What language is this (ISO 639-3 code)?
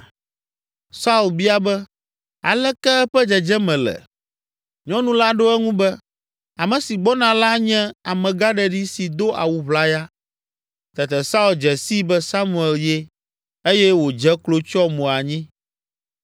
ewe